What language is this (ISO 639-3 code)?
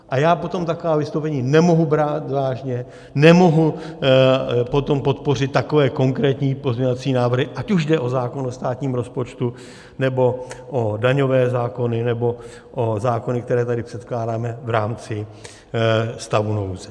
ces